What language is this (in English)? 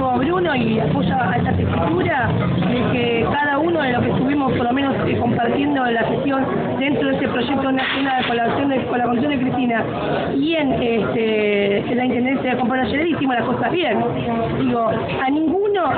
Spanish